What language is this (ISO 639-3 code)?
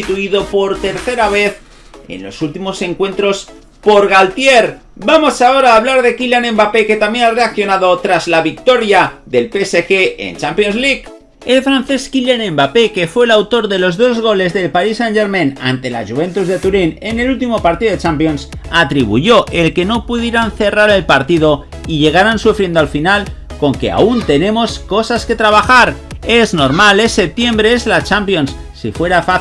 spa